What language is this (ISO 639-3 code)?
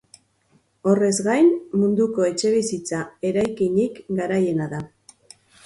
eus